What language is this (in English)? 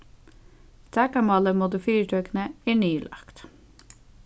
Faroese